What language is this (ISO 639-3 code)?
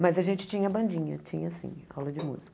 por